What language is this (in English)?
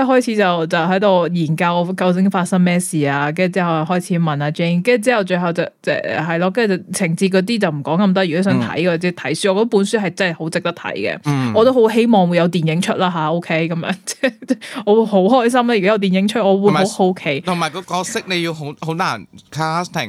Chinese